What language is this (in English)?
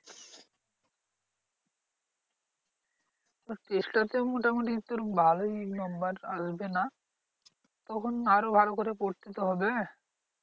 Bangla